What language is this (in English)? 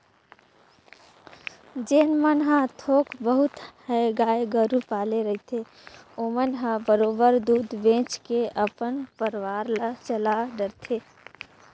Chhattisgarhi